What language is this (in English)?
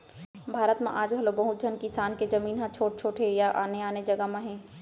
Chhattisgarhi